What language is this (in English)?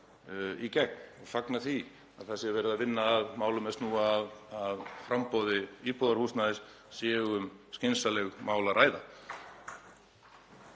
Icelandic